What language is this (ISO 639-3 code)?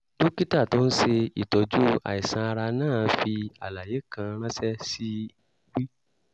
yor